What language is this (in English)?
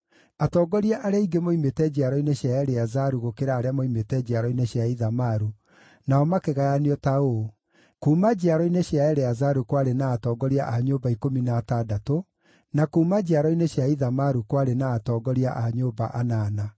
Kikuyu